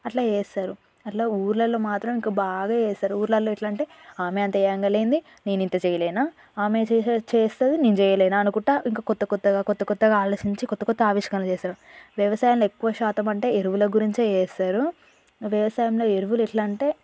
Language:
Telugu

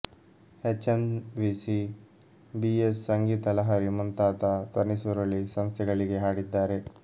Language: Kannada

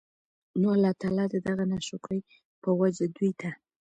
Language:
Pashto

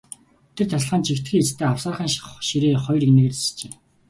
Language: Mongolian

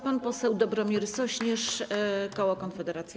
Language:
Polish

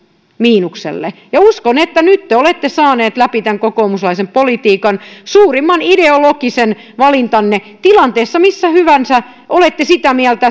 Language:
Finnish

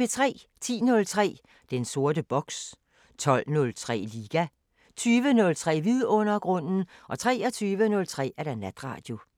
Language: Danish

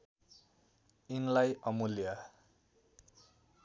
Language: Nepali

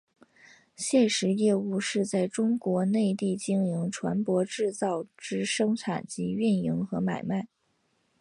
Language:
Chinese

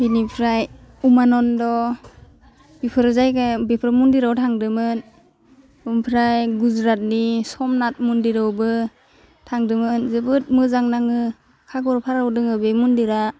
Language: Bodo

